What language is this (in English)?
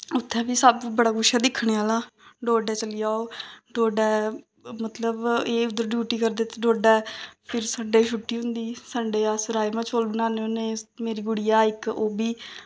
Dogri